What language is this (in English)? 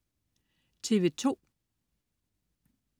Danish